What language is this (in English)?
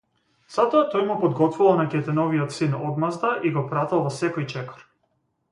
Macedonian